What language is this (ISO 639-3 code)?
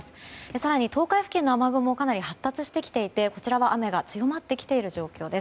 jpn